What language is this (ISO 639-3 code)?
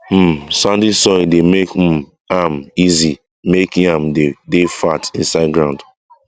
pcm